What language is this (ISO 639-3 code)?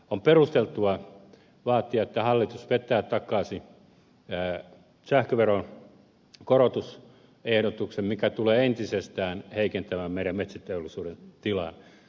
fin